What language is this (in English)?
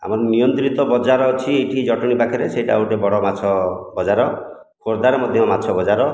Odia